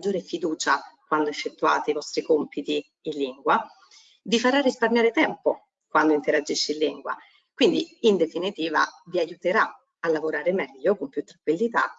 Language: Italian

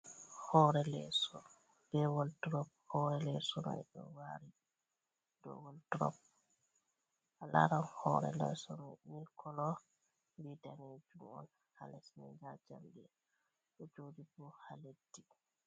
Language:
Fula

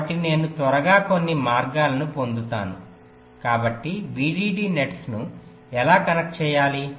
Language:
Telugu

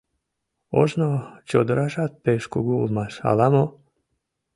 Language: Mari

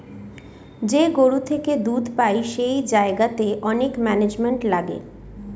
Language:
Bangla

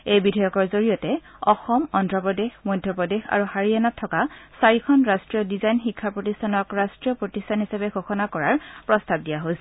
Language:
Assamese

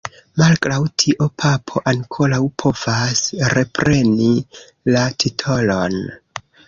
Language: Esperanto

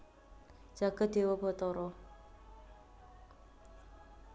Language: Javanese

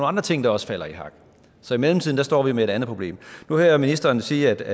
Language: Danish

